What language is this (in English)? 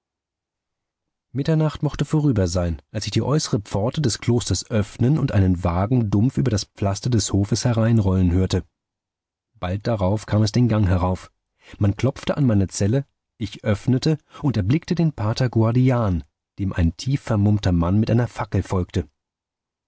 German